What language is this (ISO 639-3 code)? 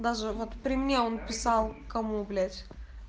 rus